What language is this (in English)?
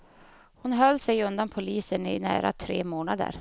Swedish